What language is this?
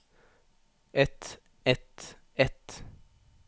Norwegian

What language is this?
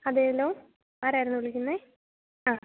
Malayalam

